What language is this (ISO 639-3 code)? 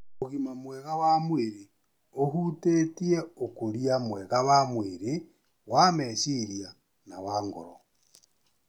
kik